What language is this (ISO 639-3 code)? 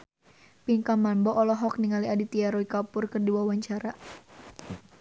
sun